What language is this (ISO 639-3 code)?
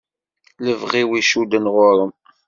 kab